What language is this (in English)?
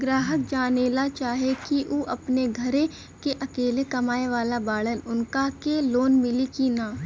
Bhojpuri